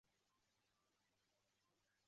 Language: Chinese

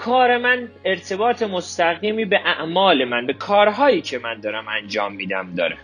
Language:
Persian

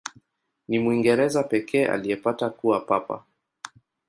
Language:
Swahili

